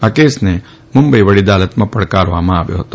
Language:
Gujarati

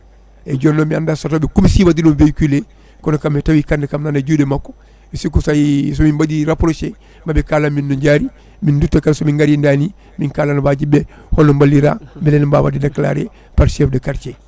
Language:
Fula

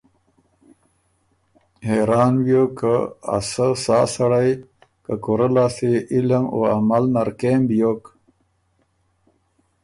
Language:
Ormuri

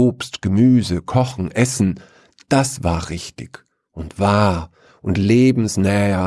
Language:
German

